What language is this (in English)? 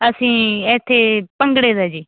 Punjabi